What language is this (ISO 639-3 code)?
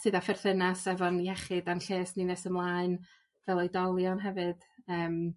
cym